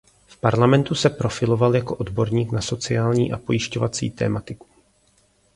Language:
Czech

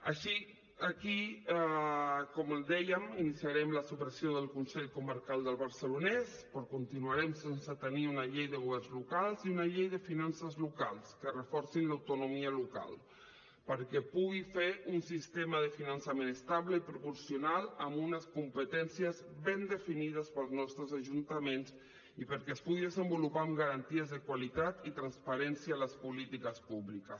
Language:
Catalan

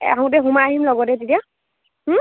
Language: Assamese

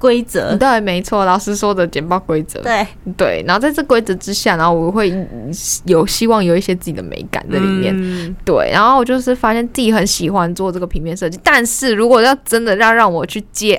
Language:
Chinese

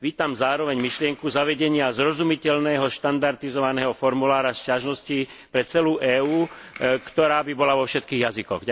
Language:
Slovak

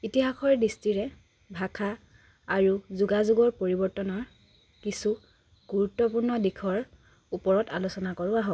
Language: Assamese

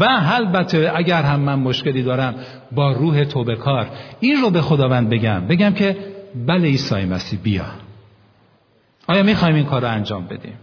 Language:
Persian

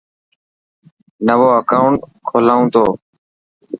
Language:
Dhatki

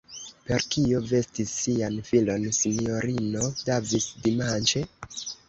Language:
Esperanto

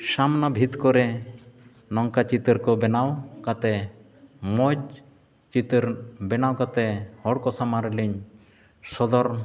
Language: Santali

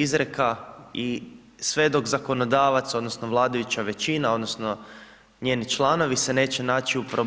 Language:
Croatian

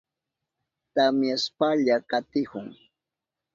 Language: Southern Pastaza Quechua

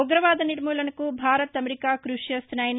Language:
Telugu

